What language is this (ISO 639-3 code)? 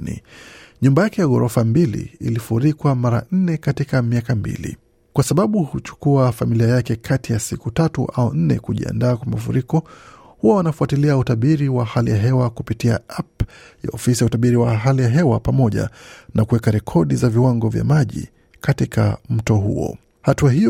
swa